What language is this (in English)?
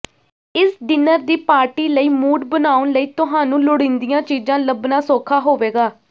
Punjabi